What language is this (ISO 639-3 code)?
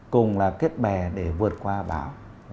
vie